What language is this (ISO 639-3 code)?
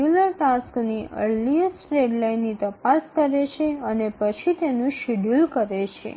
guj